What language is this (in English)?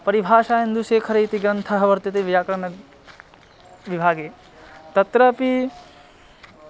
Sanskrit